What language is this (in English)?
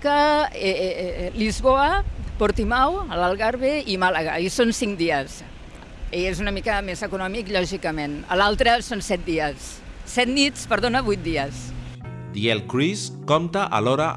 Spanish